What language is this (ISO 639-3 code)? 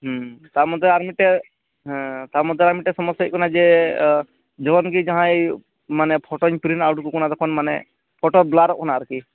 sat